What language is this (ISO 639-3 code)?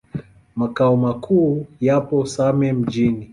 swa